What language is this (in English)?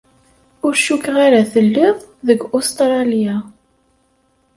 Kabyle